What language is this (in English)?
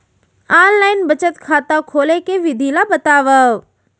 Chhattisgarhi